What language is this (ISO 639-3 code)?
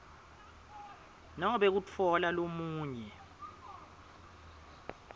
ssw